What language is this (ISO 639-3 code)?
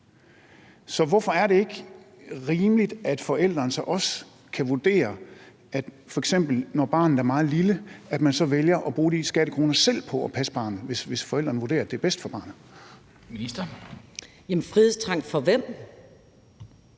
dan